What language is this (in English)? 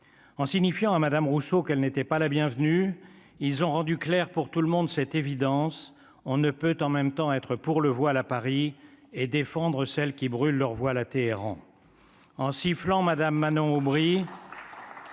French